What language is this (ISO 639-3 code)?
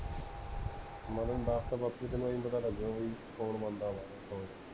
pan